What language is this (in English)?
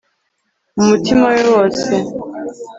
Kinyarwanda